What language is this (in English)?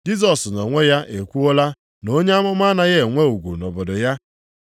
Igbo